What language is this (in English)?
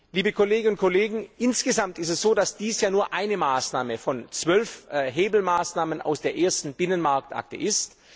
German